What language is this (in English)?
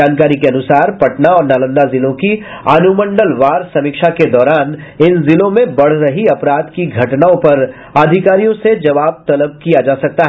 Hindi